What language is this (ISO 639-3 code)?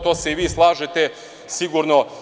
srp